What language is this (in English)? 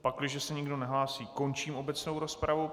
Czech